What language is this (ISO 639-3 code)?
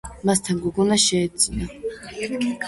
kat